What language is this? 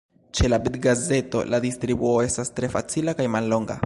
Esperanto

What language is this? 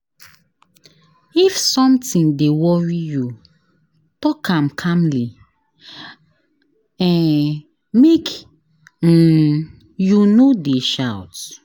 Nigerian Pidgin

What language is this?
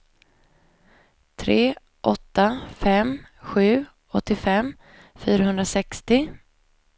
Swedish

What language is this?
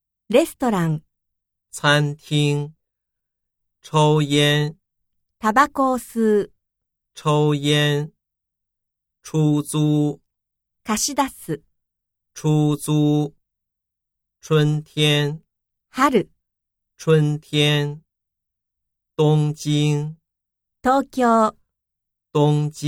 Japanese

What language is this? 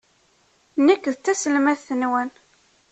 Kabyle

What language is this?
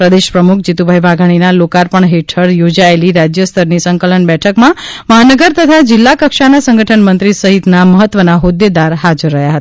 Gujarati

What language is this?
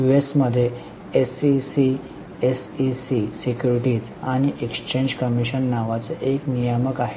Marathi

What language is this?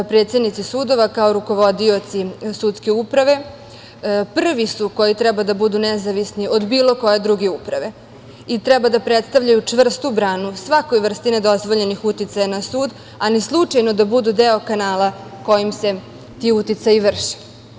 Serbian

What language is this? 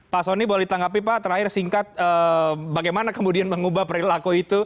Indonesian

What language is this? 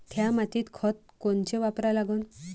Marathi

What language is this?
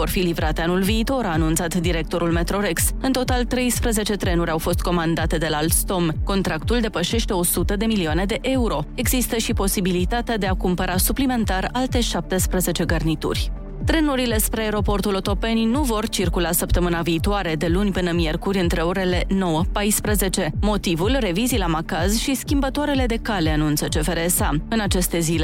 Romanian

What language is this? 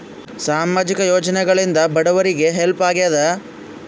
Kannada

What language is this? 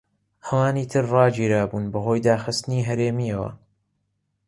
Central Kurdish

